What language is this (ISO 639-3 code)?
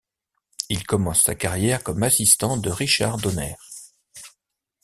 fra